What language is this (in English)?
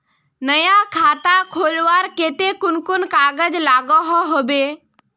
Magahi